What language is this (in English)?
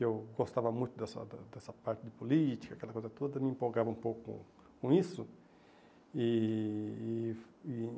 Portuguese